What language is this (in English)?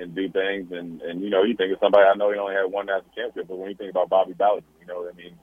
English